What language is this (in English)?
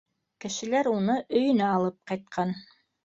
Bashkir